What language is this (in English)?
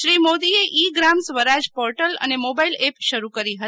Gujarati